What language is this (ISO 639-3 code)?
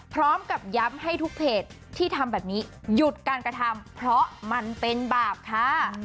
tha